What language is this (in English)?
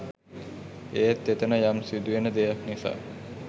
Sinhala